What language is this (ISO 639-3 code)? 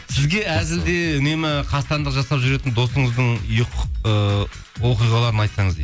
kaz